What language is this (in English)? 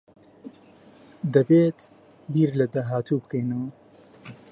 Central Kurdish